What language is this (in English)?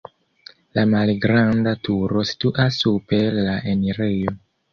Esperanto